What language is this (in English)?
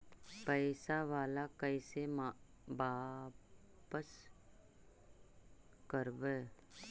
Magahi